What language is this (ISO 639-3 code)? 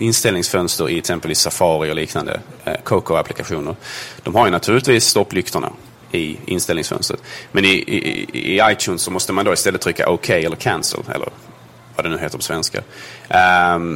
swe